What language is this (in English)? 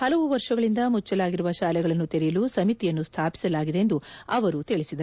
Kannada